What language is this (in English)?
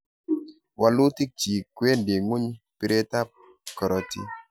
Kalenjin